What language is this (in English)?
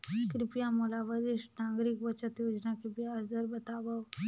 Chhattisgarhi